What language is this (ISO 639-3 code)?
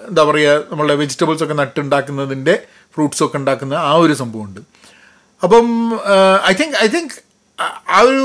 mal